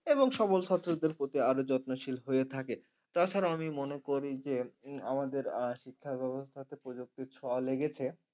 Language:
Bangla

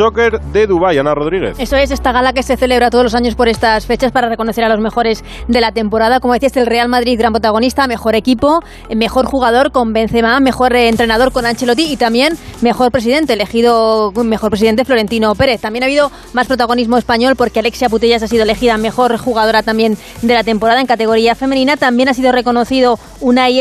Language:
Spanish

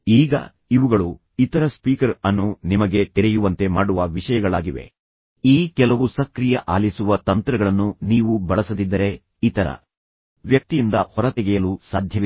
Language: Kannada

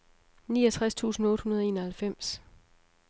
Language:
Danish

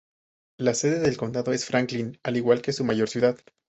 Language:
Spanish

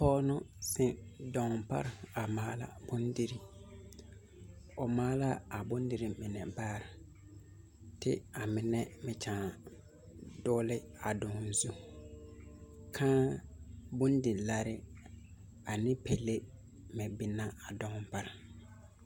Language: Southern Dagaare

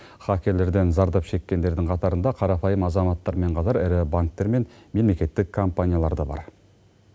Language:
Kazakh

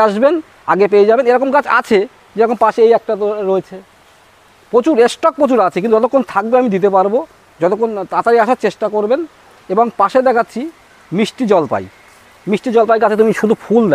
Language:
Bangla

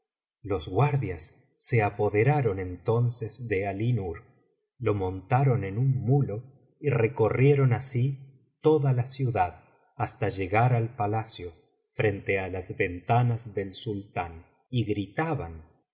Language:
Spanish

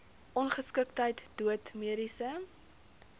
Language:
Afrikaans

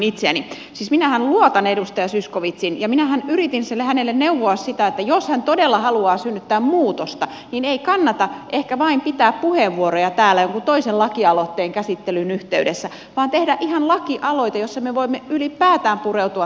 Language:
Finnish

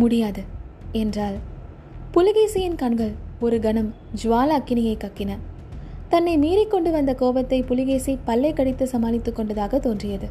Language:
Tamil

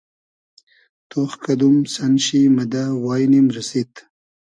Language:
Hazaragi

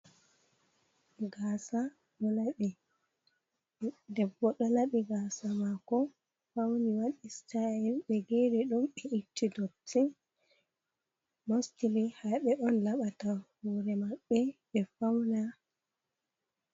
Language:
Fula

